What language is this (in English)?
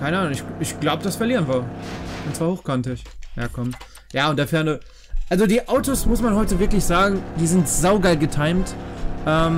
German